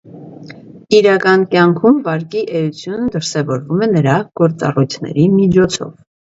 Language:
Armenian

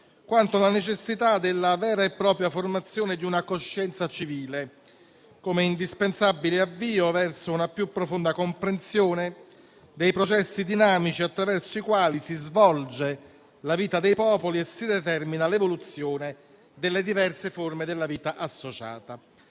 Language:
Italian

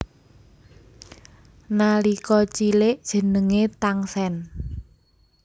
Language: Javanese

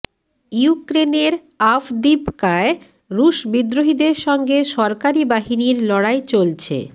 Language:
Bangla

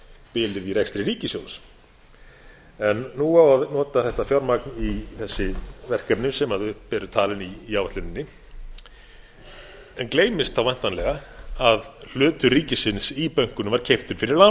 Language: Icelandic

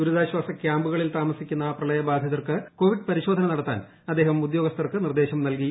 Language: Malayalam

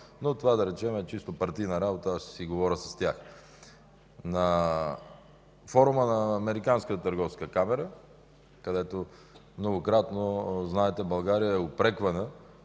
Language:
Bulgarian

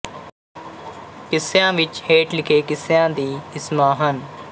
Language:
Punjabi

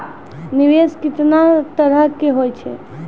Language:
Maithili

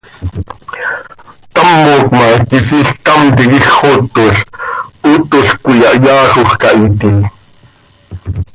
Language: Seri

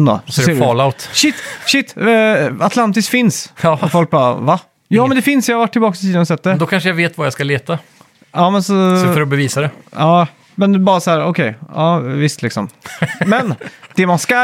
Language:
Swedish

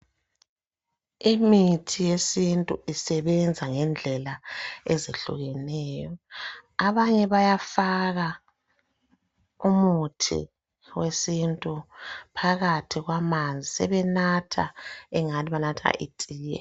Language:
North Ndebele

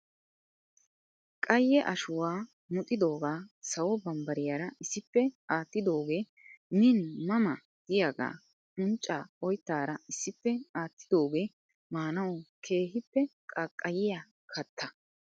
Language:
Wolaytta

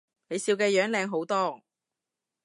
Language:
Cantonese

